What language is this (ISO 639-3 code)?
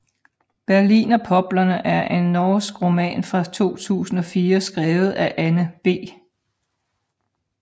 dan